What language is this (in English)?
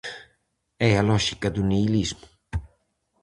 Galician